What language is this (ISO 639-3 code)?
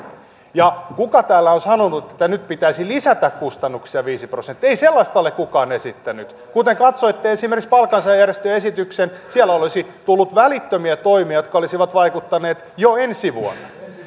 fin